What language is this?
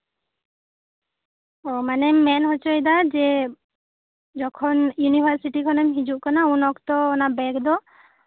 Santali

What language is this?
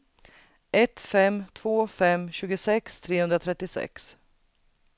Swedish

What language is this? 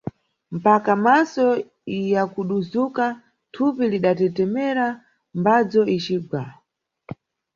Nyungwe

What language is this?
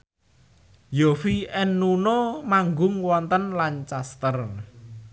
Javanese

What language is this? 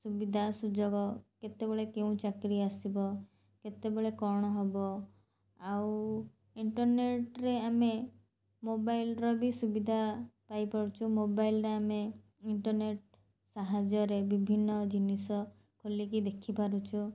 Odia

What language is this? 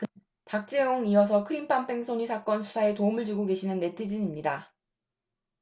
Korean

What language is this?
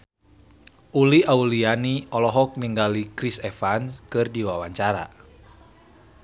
Sundanese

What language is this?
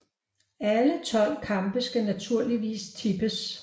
Danish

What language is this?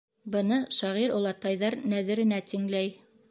Bashkir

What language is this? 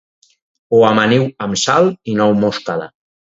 Catalan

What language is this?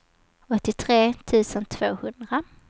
Swedish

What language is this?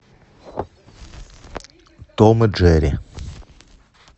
Russian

